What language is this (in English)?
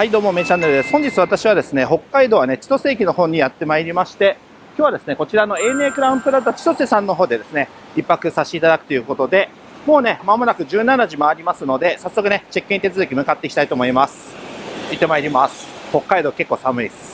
Japanese